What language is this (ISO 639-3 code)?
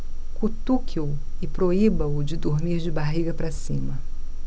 por